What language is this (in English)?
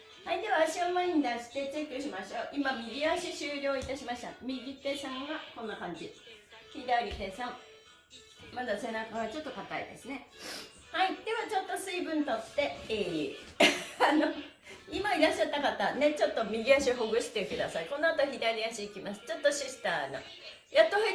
Japanese